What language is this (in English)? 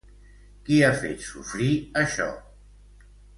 Catalan